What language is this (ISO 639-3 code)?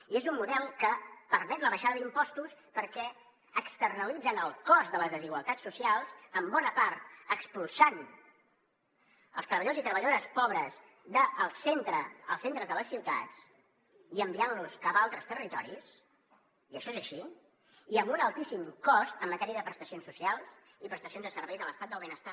cat